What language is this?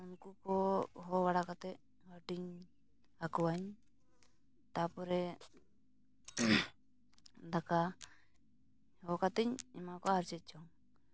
Santali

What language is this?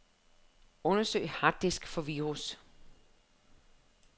Danish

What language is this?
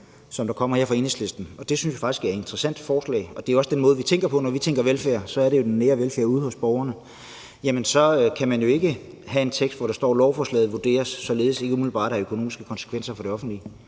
Danish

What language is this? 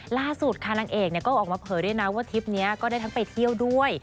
Thai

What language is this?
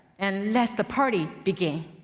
English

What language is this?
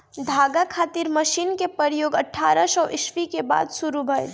Bhojpuri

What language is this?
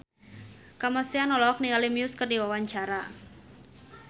Sundanese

